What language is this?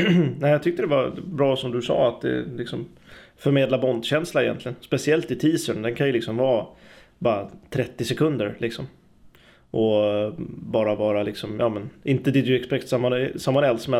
Swedish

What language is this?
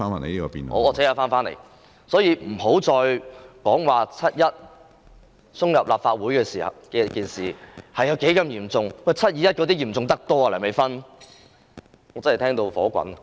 Cantonese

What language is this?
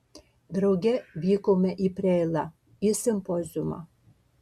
Lithuanian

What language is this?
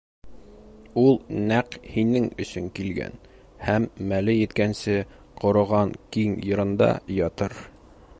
Bashkir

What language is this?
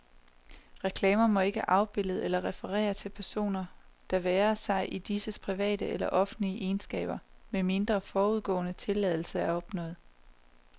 Danish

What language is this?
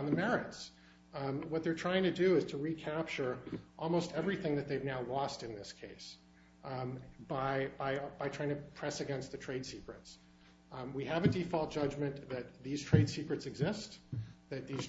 English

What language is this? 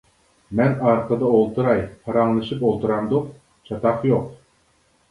Uyghur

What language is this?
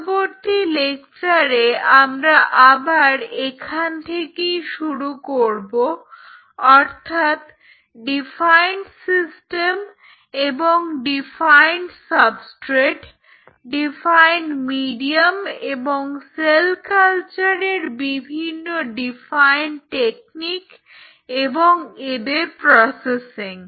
Bangla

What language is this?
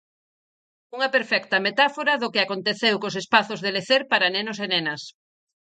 Galician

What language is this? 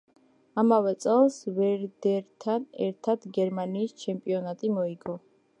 Georgian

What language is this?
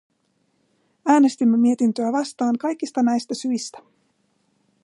Finnish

